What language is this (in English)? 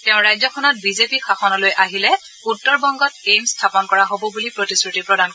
Assamese